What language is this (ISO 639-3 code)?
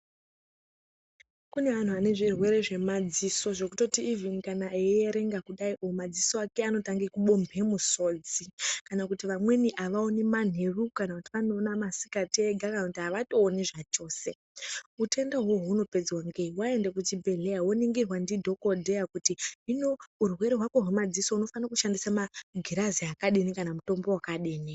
ndc